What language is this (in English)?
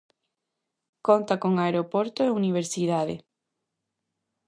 Galician